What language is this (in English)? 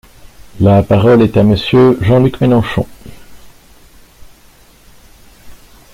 French